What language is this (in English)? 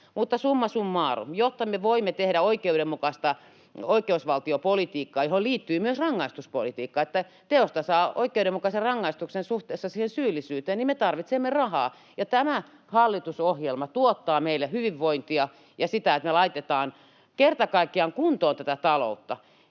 Finnish